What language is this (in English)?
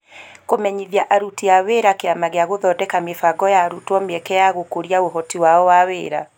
Kikuyu